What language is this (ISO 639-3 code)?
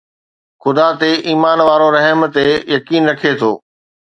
snd